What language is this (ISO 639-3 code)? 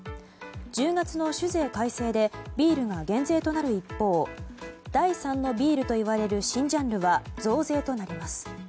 jpn